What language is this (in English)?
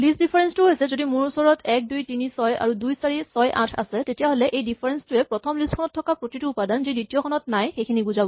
Assamese